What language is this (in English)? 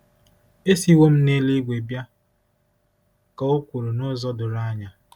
Igbo